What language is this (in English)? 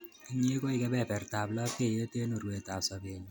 Kalenjin